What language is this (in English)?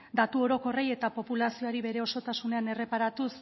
Basque